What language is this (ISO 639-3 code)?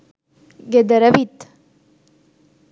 sin